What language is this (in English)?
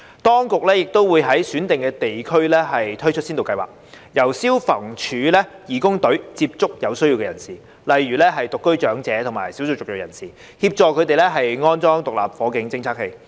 Cantonese